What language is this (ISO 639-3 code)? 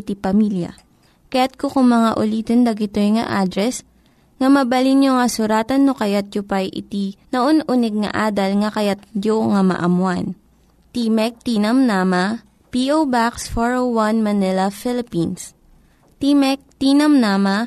fil